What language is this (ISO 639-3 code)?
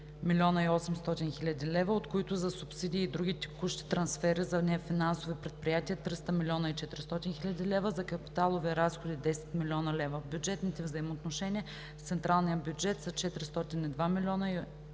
bul